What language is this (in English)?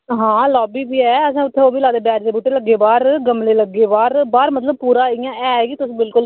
Dogri